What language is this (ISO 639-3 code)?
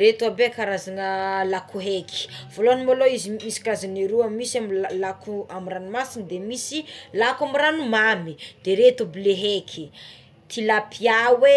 xmw